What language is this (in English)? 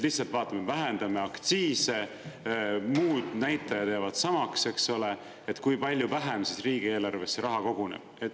Estonian